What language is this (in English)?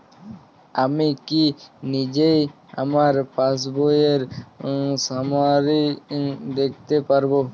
Bangla